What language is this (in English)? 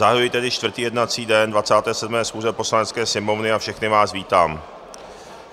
Czech